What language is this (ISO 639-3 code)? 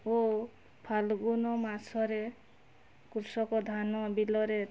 ori